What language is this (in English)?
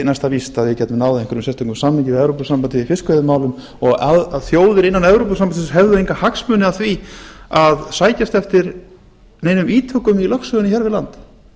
Icelandic